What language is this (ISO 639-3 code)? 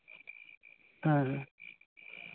sat